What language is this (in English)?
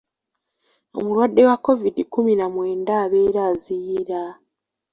Ganda